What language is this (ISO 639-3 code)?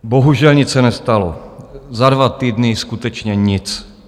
ces